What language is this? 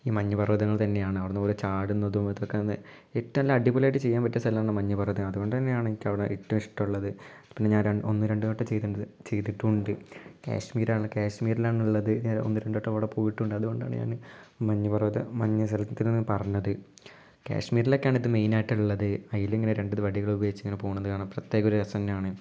Malayalam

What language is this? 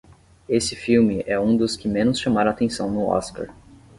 Portuguese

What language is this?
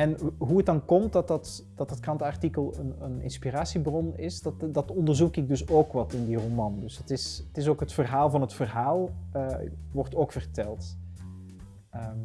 Dutch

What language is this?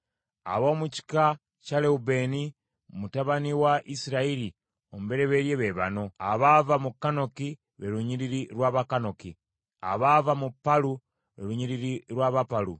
Ganda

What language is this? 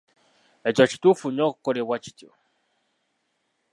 Ganda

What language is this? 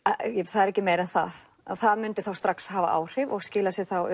Icelandic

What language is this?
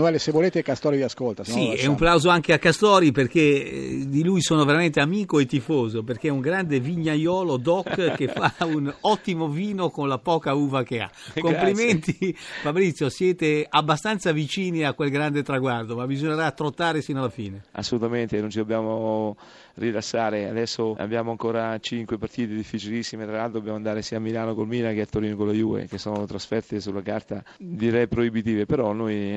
Italian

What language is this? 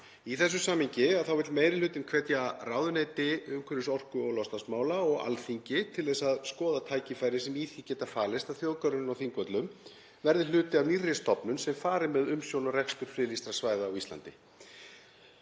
Icelandic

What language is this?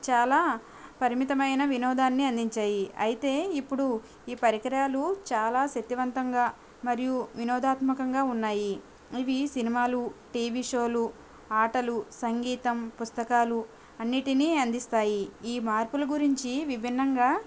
Telugu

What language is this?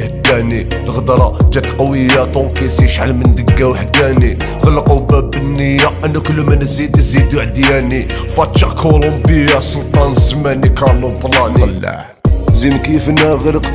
Arabic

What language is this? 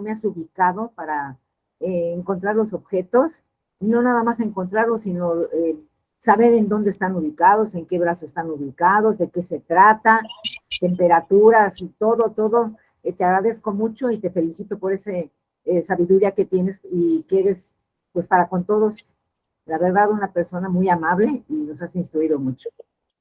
Spanish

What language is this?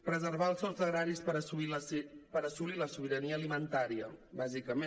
Catalan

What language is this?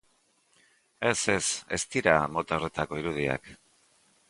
Basque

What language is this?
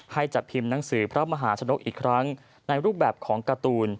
Thai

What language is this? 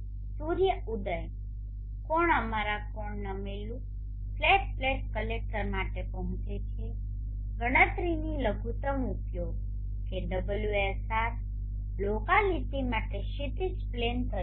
Gujarati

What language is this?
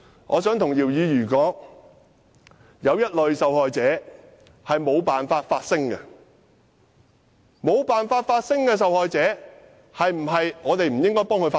Cantonese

